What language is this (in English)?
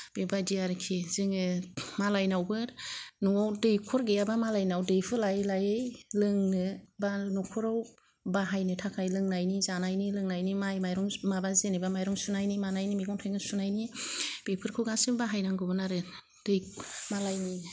Bodo